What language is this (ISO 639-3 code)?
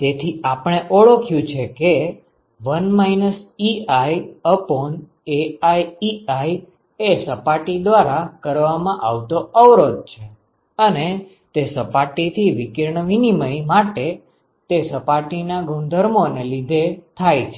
guj